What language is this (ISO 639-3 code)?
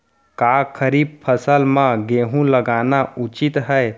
hne